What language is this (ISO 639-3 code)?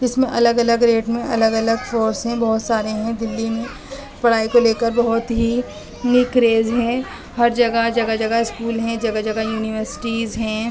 urd